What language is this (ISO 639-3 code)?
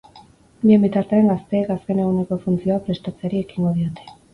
eus